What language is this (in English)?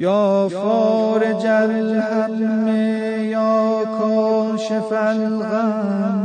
Persian